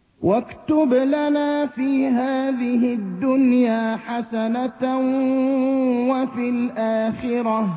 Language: Arabic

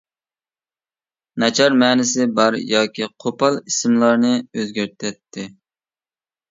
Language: Uyghur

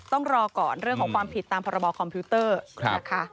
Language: Thai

